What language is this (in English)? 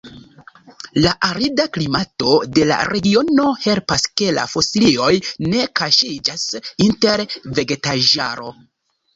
Esperanto